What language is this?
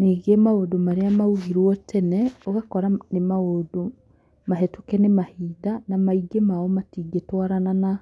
Kikuyu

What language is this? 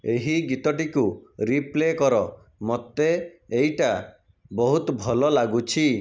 Odia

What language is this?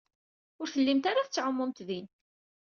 Kabyle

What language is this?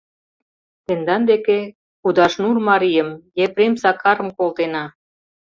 Mari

